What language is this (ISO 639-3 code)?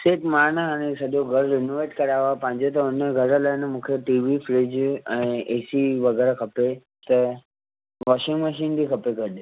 snd